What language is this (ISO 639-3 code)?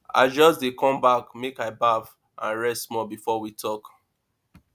pcm